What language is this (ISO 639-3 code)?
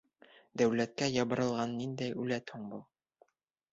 bak